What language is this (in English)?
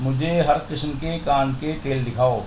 Urdu